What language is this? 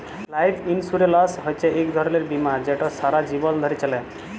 Bangla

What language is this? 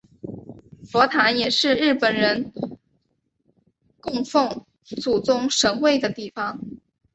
Chinese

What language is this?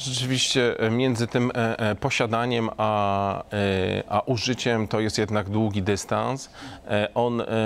Polish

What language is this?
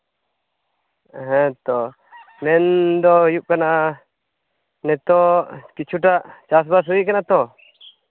Santali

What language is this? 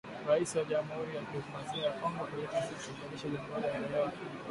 Swahili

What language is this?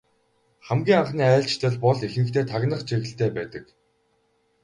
Mongolian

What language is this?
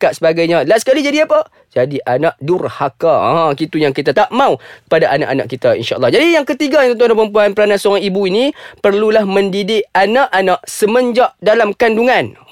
Malay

